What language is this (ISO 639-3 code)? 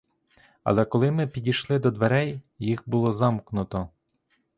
ukr